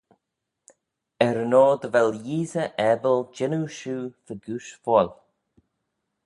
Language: Manx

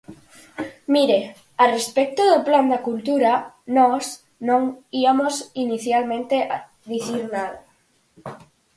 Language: Galician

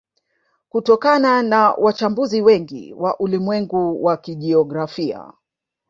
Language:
Swahili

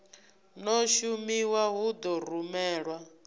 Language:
Venda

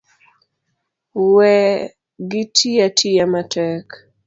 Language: Luo (Kenya and Tanzania)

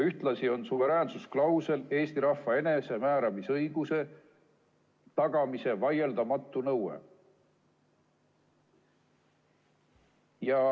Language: Estonian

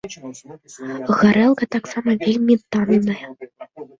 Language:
Belarusian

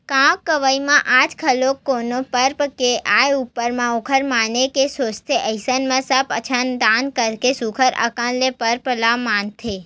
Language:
Chhattisgarhi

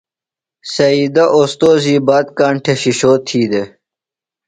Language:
Phalura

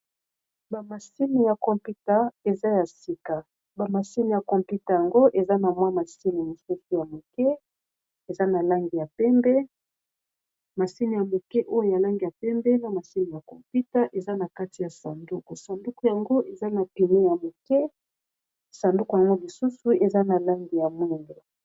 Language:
Lingala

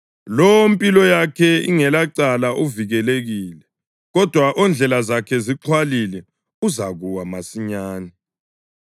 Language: North Ndebele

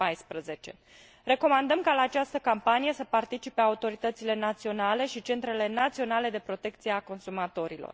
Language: Romanian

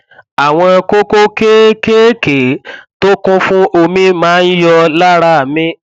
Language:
Yoruba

